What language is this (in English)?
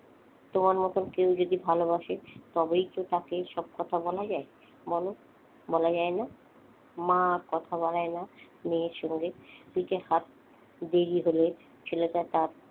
Bangla